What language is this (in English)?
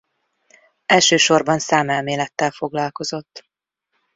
Hungarian